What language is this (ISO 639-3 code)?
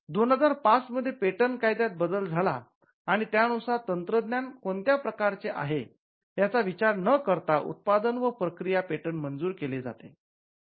mar